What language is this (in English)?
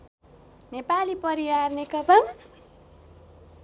Nepali